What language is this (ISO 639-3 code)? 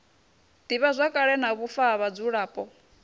ven